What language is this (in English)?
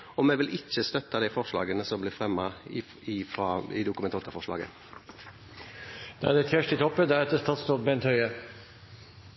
Norwegian